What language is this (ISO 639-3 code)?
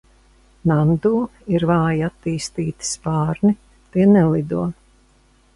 lav